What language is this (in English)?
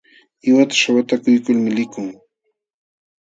Jauja Wanca Quechua